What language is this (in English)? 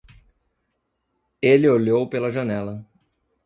Portuguese